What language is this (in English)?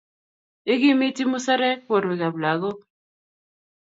Kalenjin